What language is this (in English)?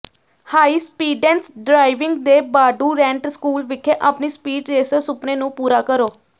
Punjabi